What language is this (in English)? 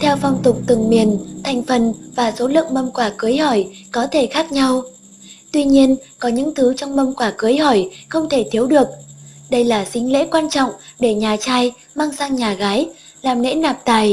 Vietnamese